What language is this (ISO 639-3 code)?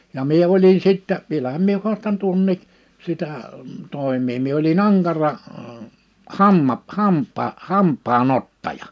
fin